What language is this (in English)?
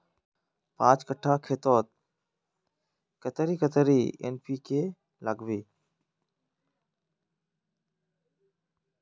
Magahi